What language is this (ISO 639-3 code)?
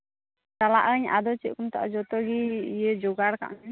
sat